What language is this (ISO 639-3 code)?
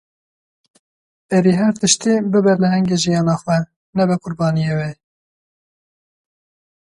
kur